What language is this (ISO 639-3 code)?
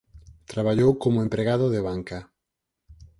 glg